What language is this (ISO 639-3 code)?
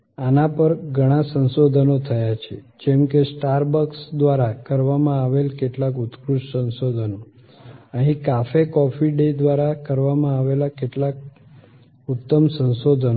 guj